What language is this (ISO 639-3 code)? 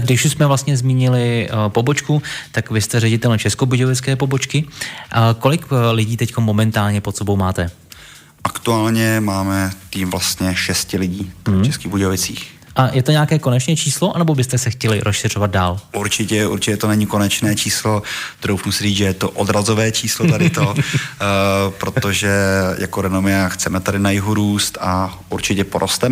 ces